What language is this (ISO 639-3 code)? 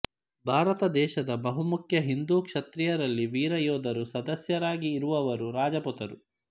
kan